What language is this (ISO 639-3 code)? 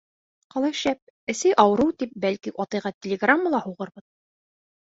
bak